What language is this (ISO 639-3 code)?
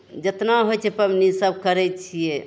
mai